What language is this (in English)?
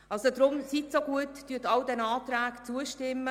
Swiss German